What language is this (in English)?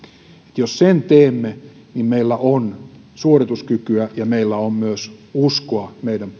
Finnish